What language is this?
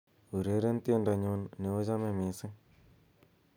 Kalenjin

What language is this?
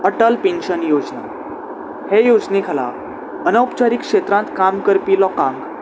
Konkani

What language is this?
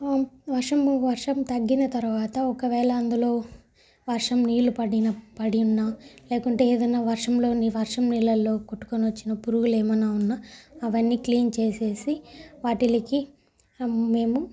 Telugu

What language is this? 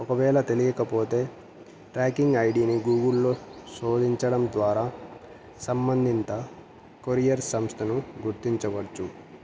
Telugu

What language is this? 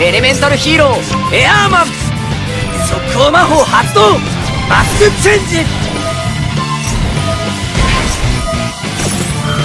Japanese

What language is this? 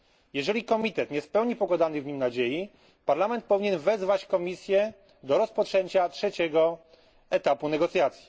Polish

